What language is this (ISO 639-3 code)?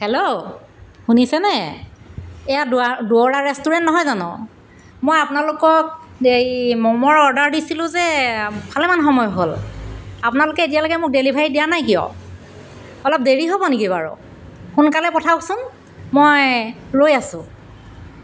asm